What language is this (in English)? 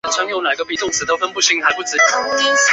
Chinese